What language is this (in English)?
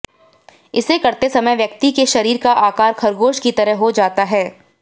Hindi